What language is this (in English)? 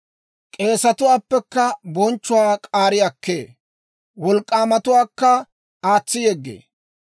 Dawro